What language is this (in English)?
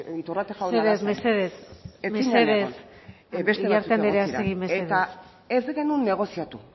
Basque